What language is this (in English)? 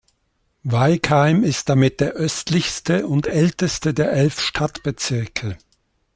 German